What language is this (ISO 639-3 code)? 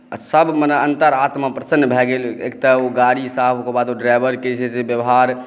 mai